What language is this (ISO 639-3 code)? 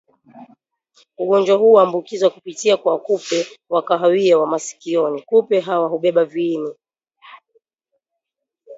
swa